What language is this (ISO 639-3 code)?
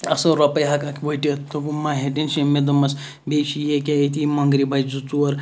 kas